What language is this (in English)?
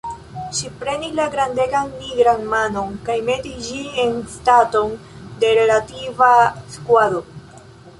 Esperanto